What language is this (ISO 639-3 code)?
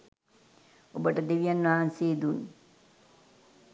sin